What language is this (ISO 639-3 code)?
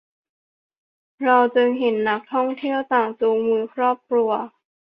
tha